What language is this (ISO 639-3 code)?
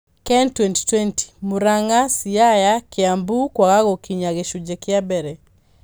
kik